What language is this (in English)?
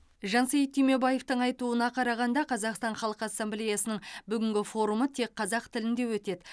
Kazakh